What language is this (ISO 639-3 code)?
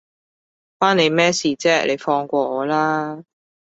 yue